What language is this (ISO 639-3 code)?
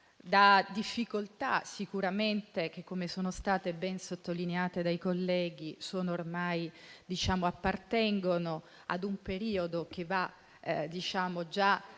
ita